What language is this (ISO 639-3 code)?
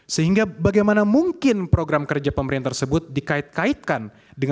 ind